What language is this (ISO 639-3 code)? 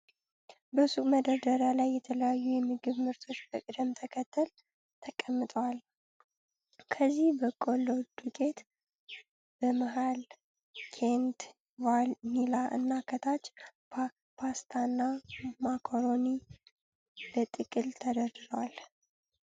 amh